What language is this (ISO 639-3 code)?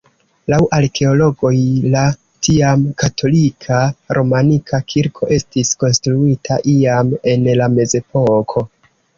epo